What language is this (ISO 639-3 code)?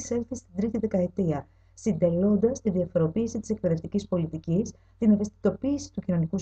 ell